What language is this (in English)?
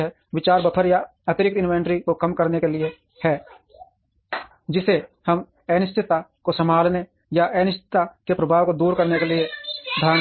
Hindi